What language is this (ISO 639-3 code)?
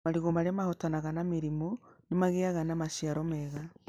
kik